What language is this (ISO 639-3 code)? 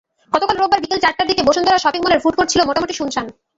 ben